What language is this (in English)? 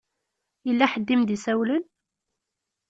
Kabyle